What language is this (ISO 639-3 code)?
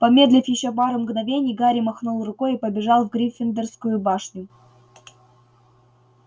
rus